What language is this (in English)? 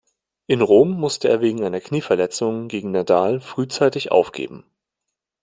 German